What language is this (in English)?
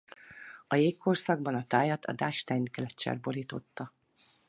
Hungarian